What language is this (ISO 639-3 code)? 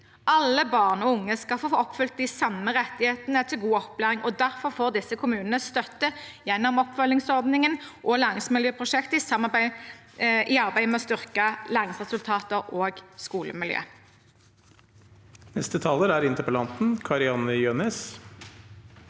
nor